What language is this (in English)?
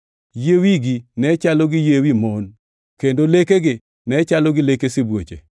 Luo (Kenya and Tanzania)